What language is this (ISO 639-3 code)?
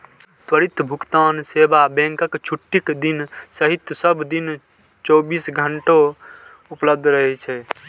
mai